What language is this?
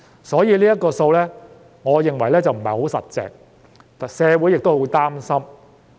Cantonese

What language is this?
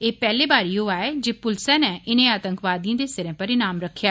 Dogri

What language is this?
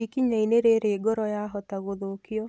Kikuyu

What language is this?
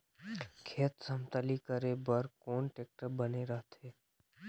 Chhattisgarhi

